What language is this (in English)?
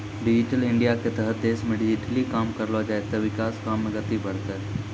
Maithili